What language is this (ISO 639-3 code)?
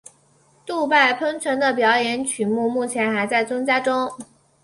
zho